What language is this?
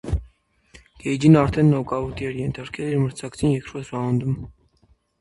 Armenian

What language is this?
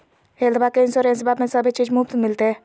Magahi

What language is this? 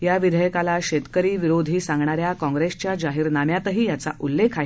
Marathi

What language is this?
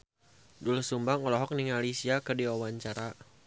Sundanese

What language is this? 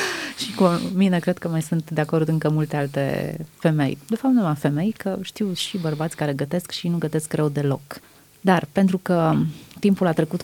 Romanian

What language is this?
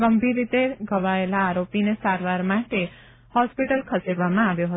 Gujarati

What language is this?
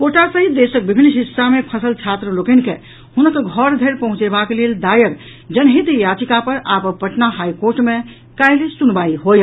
Maithili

